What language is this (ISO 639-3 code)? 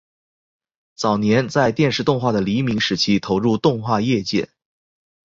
zho